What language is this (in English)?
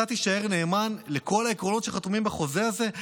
Hebrew